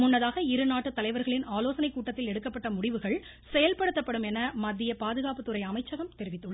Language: Tamil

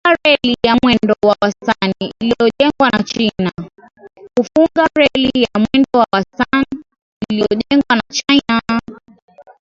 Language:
Swahili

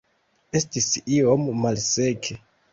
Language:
Esperanto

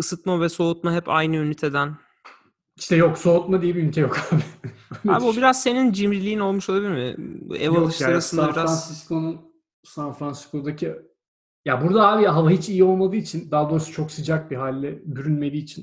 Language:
Turkish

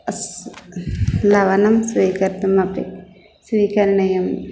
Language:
Sanskrit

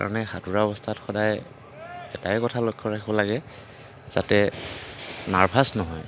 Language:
Assamese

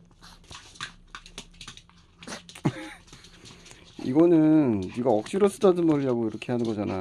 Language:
Korean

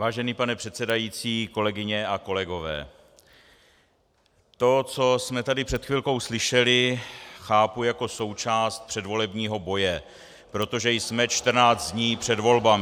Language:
Czech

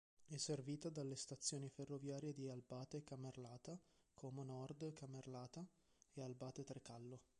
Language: Italian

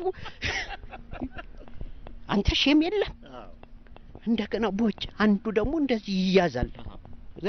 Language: Arabic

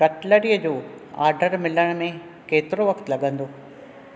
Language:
Sindhi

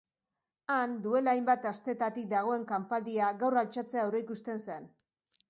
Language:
Basque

